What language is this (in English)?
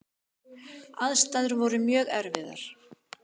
Icelandic